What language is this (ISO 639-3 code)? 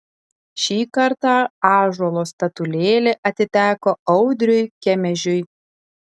lit